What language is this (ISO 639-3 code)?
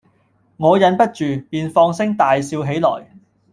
yue